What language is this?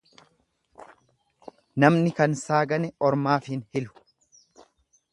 Oromo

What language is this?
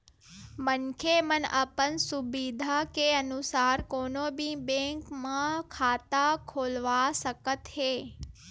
Chhattisgarhi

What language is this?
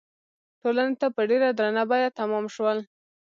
Pashto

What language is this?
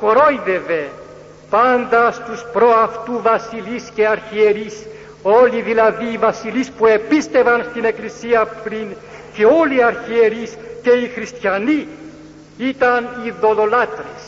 Greek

